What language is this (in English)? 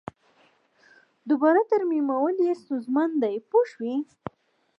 Pashto